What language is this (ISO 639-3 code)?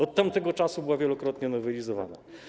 pol